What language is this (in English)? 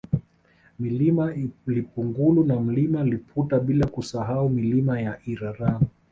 Swahili